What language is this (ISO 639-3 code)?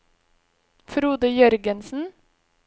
nor